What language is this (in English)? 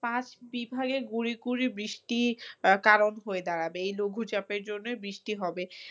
Bangla